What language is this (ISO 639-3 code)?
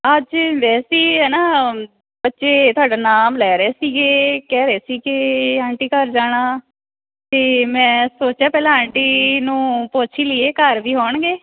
pan